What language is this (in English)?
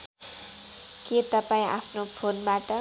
Nepali